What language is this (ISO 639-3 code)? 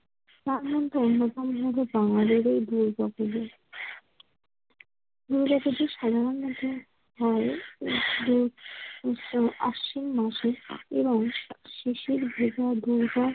ben